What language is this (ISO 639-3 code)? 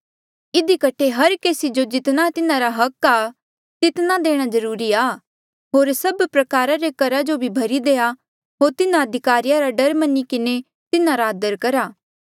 mjl